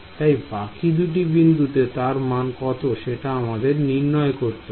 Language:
Bangla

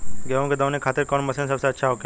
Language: Bhojpuri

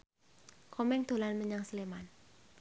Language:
Javanese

